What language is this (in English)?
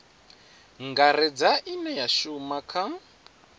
Venda